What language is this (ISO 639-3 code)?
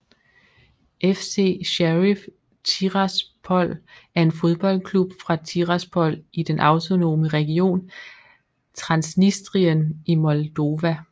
dan